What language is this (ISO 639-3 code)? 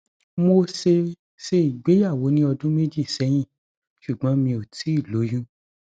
yor